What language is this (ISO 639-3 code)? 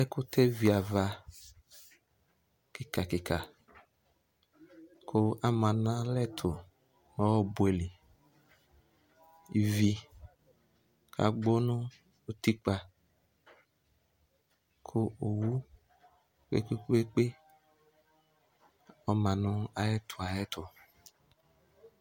kpo